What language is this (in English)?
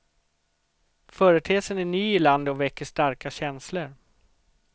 Swedish